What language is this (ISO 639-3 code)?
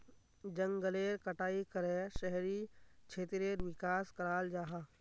mag